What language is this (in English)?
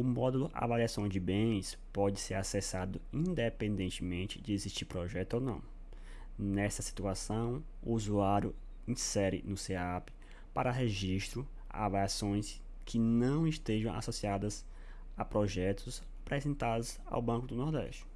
Portuguese